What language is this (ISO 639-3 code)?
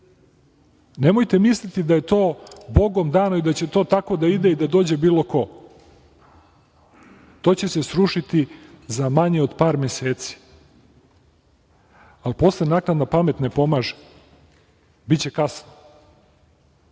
srp